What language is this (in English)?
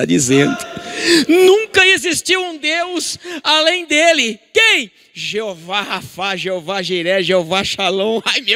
Portuguese